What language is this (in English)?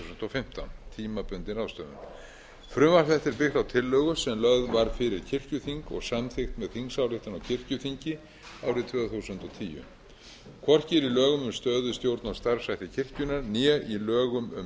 Icelandic